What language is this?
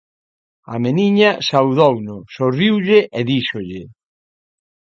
Galician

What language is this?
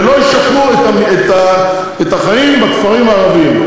Hebrew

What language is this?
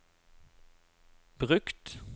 Norwegian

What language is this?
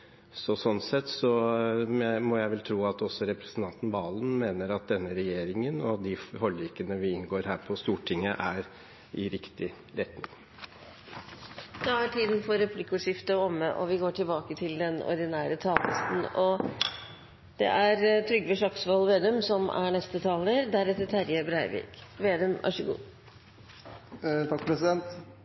Norwegian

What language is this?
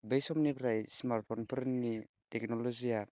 Bodo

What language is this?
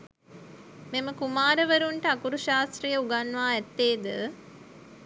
Sinhala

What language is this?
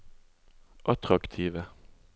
Norwegian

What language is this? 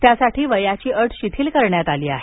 Marathi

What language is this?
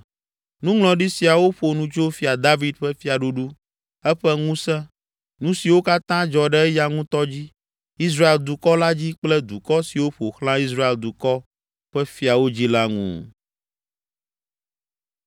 Ewe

